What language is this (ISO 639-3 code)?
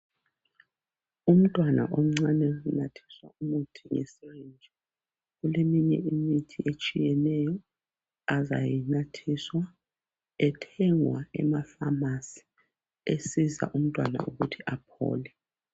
nde